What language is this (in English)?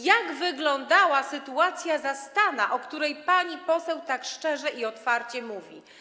Polish